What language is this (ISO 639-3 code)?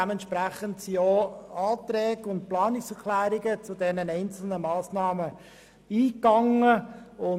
gsw